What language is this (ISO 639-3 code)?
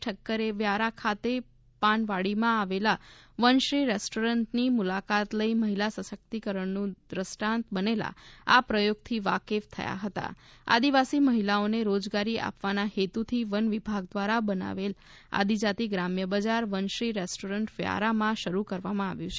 guj